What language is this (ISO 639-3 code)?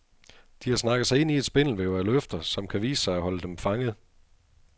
dan